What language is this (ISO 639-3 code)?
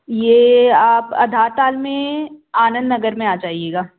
hin